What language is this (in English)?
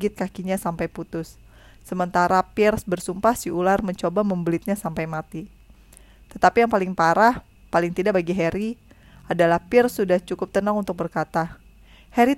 Indonesian